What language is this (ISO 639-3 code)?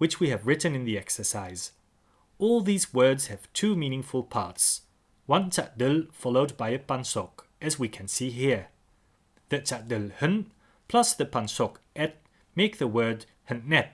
eng